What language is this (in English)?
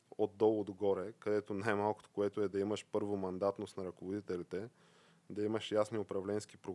Bulgarian